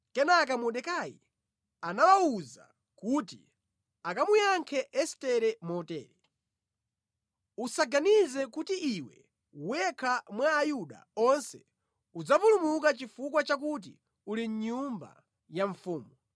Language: Nyanja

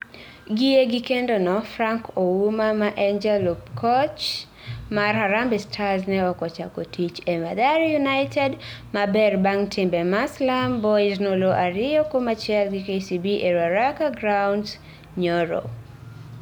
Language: Luo (Kenya and Tanzania)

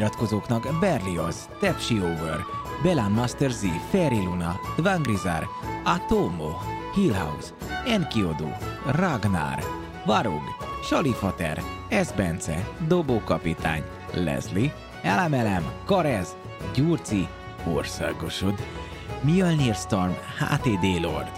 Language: Hungarian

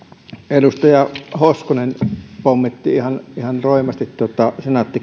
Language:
Finnish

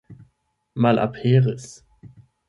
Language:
Esperanto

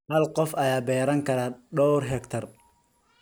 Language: Somali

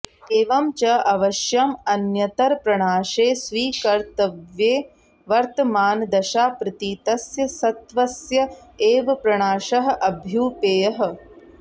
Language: Sanskrit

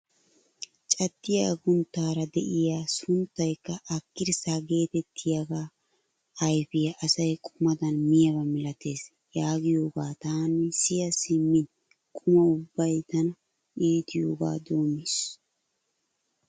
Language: Wolaytta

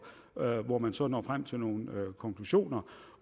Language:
Danish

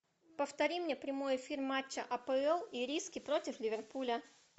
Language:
Russian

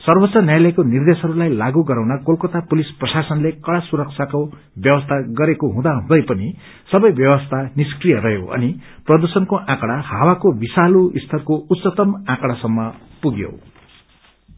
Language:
Nepali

